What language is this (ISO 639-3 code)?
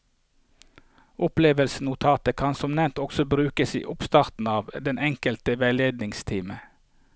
nor